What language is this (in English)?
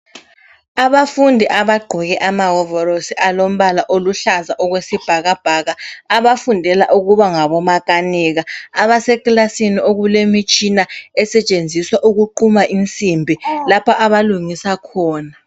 North Ndebele